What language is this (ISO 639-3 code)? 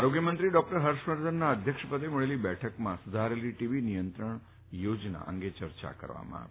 guj